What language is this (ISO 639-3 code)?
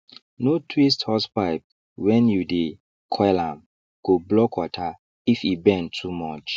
pcm